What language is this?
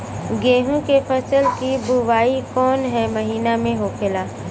Bhojpuri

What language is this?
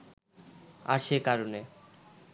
Bangla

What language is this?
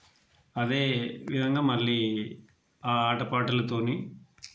Telugu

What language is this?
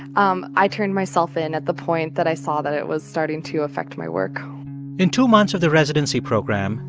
English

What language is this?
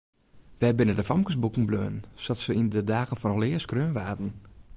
Western Frisian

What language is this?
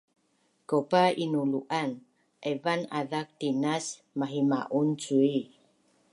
Bunun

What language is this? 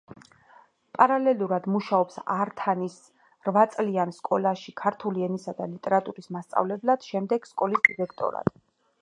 Georgian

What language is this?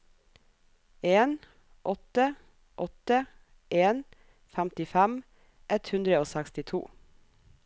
Norwegian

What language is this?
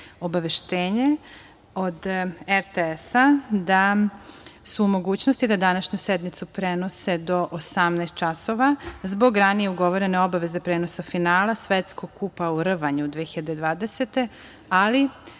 Serbian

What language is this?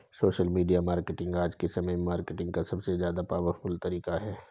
Hindi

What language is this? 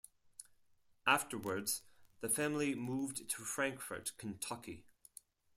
English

